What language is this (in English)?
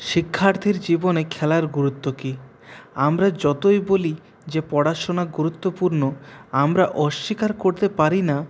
Bangla